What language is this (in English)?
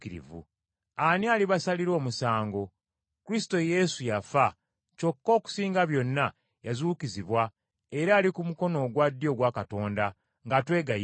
Ganda